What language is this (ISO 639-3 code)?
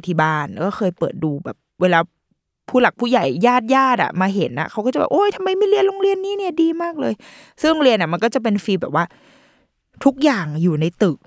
tha